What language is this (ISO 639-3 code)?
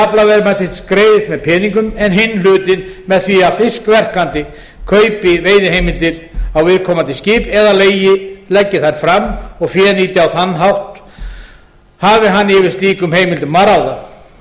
isl